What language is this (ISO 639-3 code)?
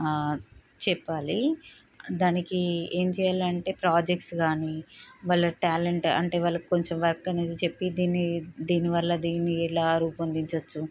tel